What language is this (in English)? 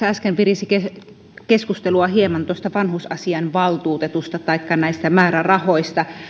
Finnish